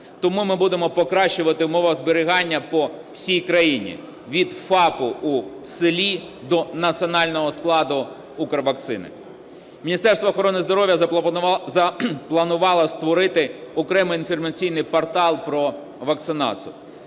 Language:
Ukrainian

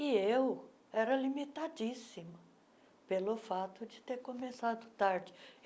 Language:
Portuguese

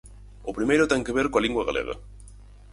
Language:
Galician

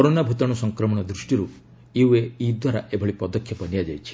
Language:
Odia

